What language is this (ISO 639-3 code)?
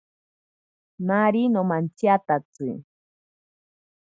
prq